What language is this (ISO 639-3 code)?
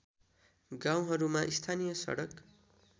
nep